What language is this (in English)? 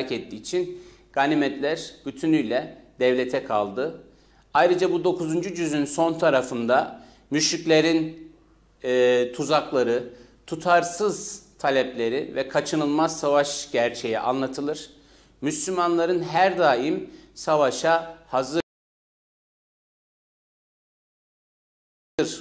Turkish